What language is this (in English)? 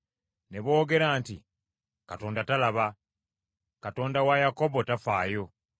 Ganda